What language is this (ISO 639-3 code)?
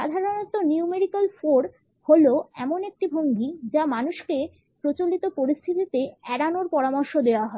ben